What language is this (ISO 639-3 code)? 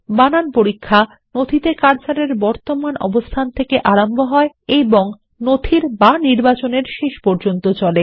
ben